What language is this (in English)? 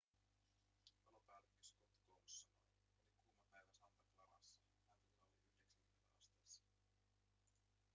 Finnish